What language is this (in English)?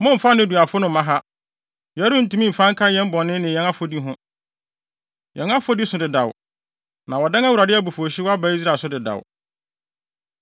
Akan